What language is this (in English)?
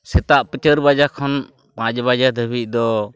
Santali